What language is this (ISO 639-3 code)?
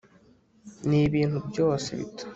kin